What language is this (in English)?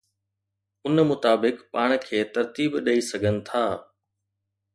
Sindhi